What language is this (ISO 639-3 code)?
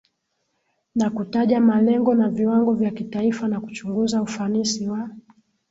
swa